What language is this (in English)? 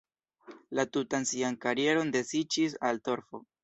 Esperanto